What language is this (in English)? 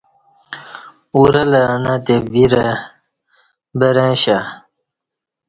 Kati